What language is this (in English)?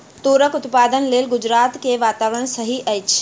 Maithili